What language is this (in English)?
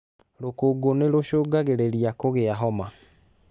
Kikuyu